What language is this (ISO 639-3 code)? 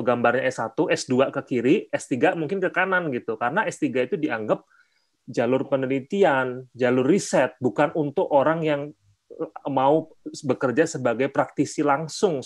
ind